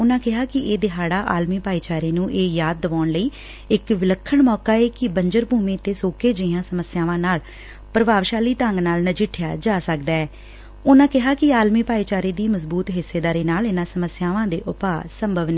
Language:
Punjabi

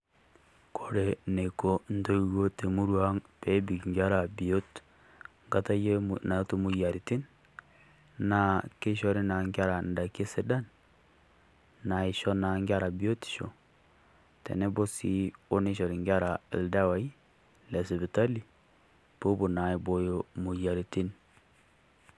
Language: Masai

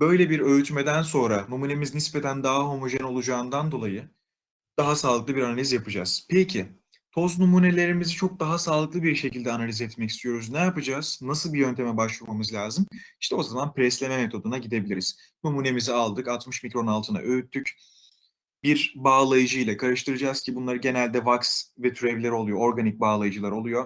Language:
Turkish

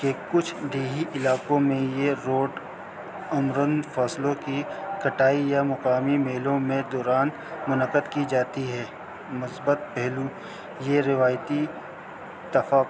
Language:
Urdu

